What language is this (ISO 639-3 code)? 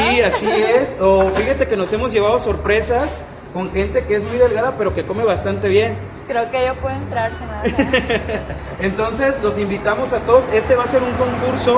spa